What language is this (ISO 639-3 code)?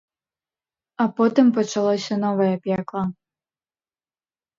bel